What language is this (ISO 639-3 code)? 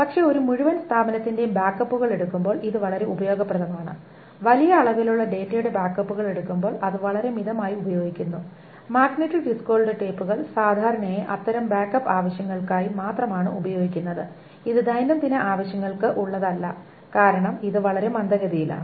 mal